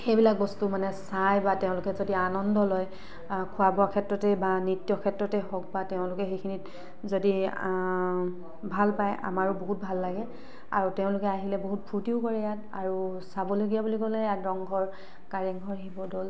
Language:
Assamese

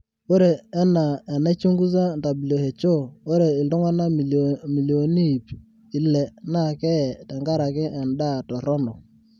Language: Masai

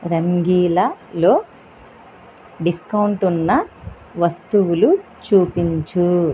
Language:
Telugu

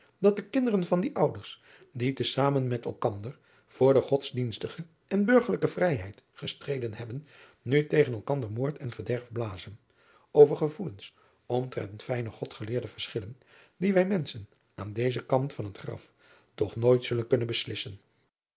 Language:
Dutch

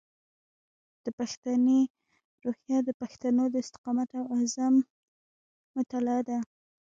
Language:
Pashto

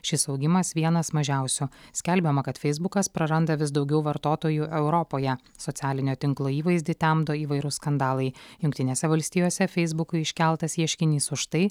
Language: Lithuanian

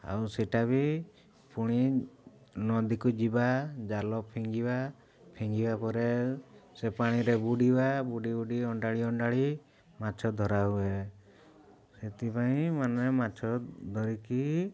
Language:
Odia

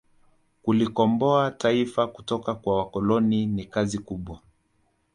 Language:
Swahili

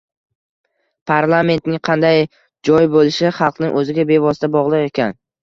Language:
Uzbek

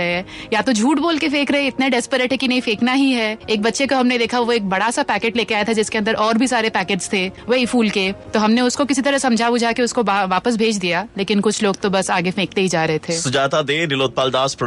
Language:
Hindi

